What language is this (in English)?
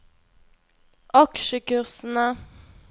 Norwegian